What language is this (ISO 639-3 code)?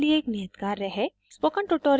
hin